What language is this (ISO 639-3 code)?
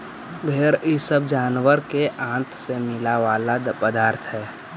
mag